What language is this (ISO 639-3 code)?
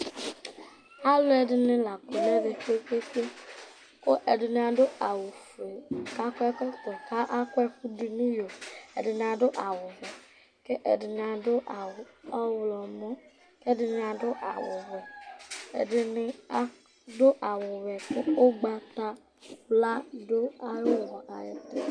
kpo